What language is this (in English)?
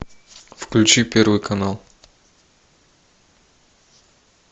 Russian